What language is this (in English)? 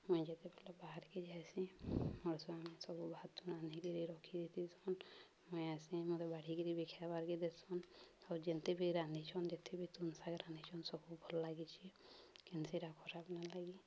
Odia